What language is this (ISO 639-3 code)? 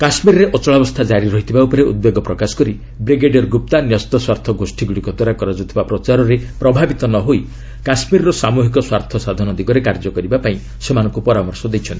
ori